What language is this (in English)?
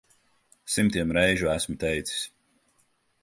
Latvian